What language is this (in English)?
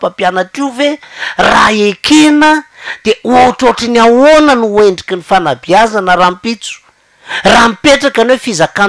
Romanian